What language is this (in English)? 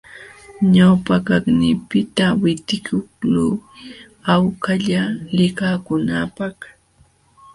Jauja Wanca Quechua